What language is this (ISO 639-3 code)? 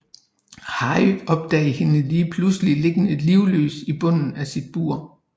dan